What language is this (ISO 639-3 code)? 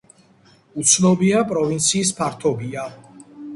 kat